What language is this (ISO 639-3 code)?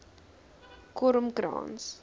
afr